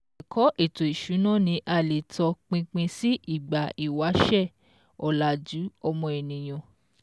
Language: Yoruba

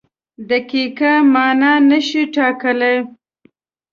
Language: Pashto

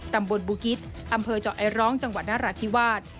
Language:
Thai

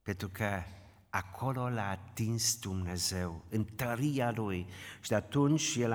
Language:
Romanian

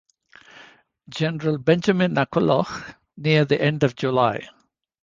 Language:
English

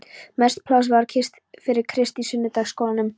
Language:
Icelandic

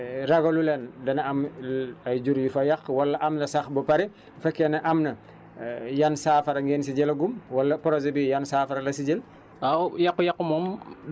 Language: Wolof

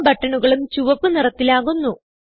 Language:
Malayalam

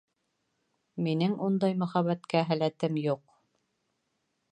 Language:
Bashkir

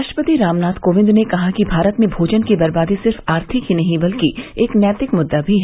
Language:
Hindi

